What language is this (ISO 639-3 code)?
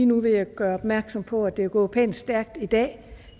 dan